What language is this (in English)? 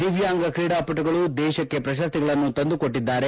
Kannada